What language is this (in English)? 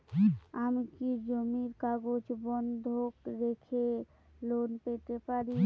Bangla